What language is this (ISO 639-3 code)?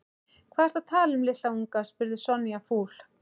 isl